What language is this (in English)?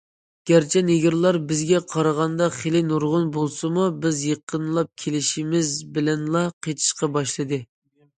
Uyghur